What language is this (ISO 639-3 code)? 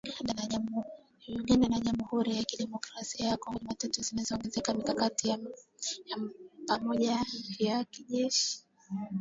swa